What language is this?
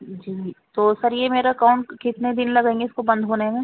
Urdu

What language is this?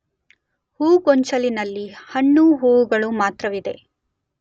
Kannada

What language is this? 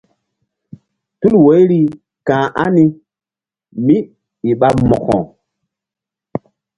Mbum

